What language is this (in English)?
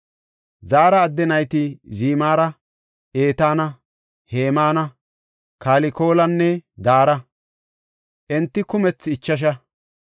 Gofa